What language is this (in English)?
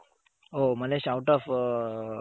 Kannada